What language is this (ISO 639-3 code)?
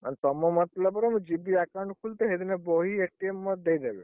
ori